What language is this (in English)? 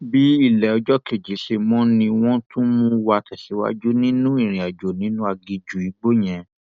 Yoruba